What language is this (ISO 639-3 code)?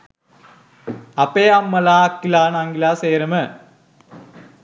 sin